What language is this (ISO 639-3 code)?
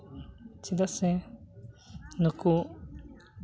sat